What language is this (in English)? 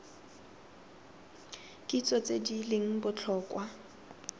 Tswana